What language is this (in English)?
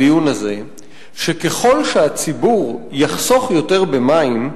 Hebrew